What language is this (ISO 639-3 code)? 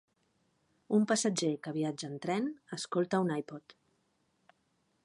cat